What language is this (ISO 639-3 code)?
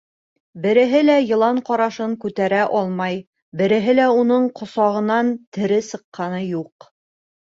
bak